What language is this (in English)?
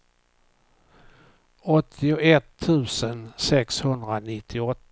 Swedish